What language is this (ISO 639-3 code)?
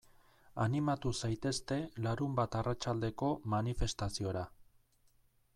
eus